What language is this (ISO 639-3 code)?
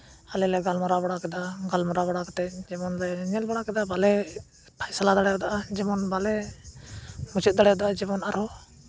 sat